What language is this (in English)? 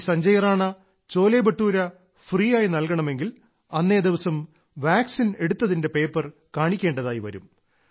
Malayalam